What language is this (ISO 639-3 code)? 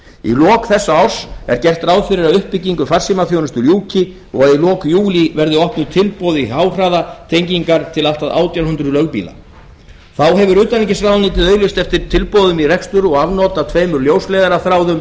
isl